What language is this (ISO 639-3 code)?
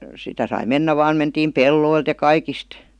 fin